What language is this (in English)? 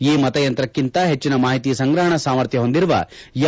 Kannada